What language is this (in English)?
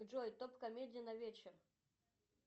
Russian